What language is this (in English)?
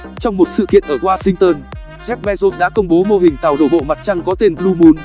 Vietnamese